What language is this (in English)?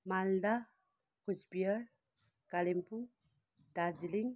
Nepali